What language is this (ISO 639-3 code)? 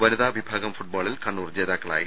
mal